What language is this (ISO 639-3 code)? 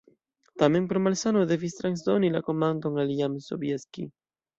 epo